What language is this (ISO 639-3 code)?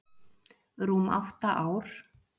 isl